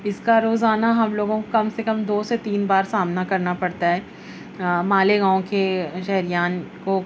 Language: Urdu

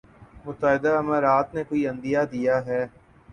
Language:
Urdu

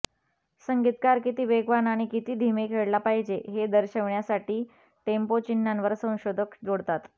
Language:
Marathi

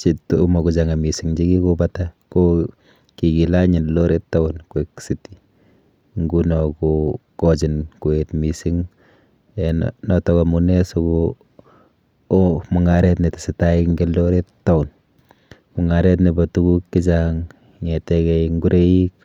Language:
Kalenjin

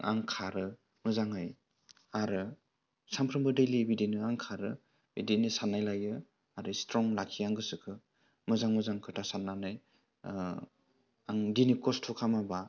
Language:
Bodo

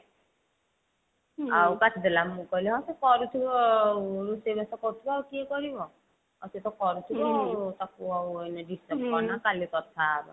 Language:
Odia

